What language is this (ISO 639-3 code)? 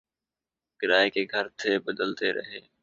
urd